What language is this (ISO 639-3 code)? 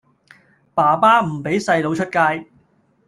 yue